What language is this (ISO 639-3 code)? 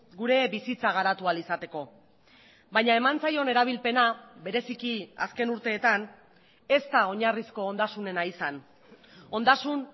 eus